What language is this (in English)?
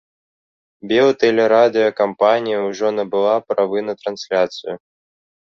Belarusian